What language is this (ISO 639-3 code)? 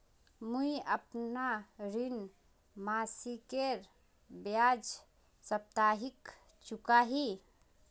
mag